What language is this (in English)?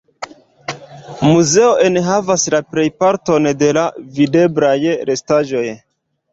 Esperanto